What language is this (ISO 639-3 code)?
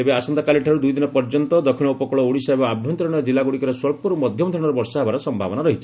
ori